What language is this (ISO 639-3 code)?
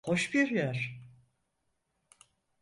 tur